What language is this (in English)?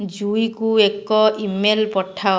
Odia